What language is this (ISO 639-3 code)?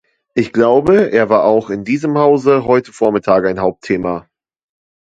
deu